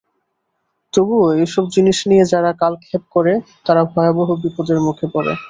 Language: Bangla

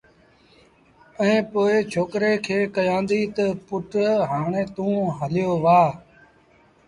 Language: Sindhi Bhil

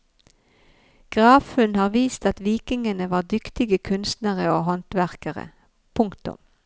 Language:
Norwegian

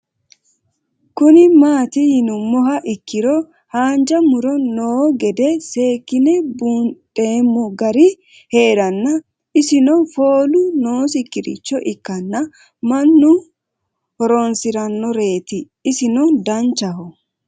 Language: Sidamo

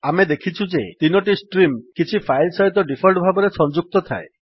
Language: Odia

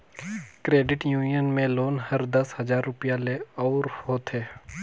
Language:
Chhattisgarhi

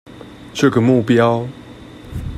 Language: Chinese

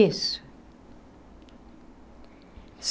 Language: Portuguese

